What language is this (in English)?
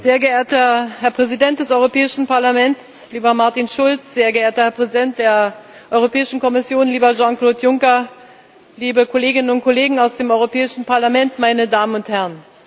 German